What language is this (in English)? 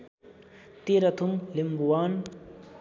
Nepali